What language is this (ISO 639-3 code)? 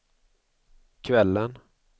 swe